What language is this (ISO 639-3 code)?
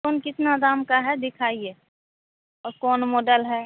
hin